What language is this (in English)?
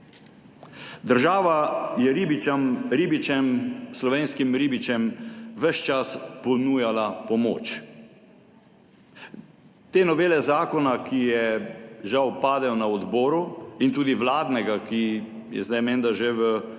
Slovenian